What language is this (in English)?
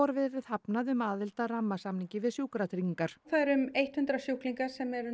Icelandic